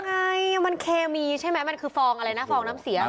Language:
Thai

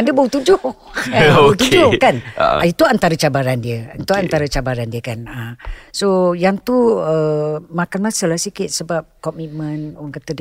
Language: Malay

